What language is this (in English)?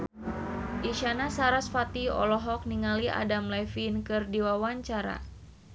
Sundanese